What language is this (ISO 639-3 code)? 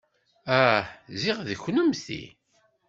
kab